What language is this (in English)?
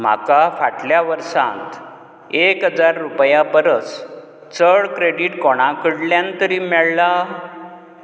Konkani